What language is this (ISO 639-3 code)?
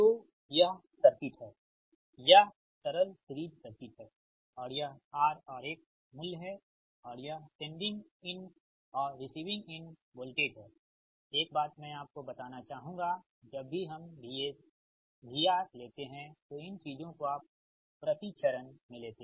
hin